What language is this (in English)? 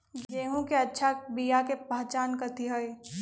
Magahi